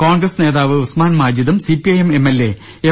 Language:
Malayalam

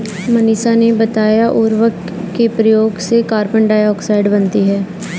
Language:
Hindi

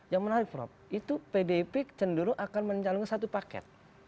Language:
Indonesian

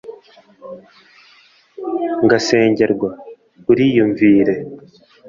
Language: Kinyarwanda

